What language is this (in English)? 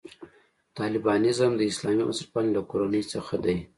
Pashto